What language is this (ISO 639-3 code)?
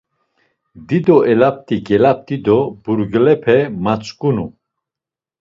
lzz